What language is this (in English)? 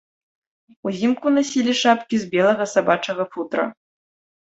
Belarusian